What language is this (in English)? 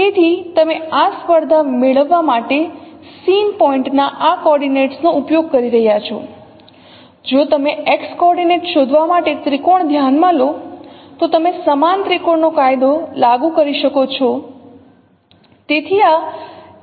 Gujarati